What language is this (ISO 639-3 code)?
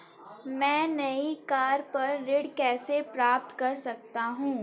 hin